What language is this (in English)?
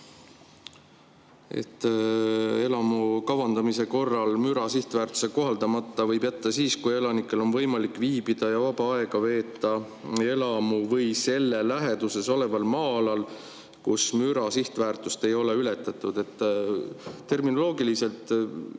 Estonian